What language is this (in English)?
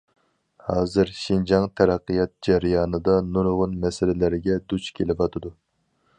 Uyghur